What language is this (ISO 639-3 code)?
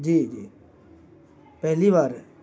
urd